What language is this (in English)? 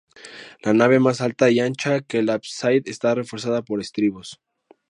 Spanish